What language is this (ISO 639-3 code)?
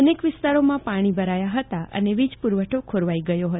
guj